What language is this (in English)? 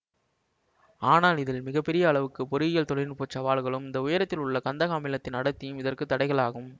Tamil